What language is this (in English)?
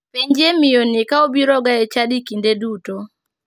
Luo (Kenya and Tanzania)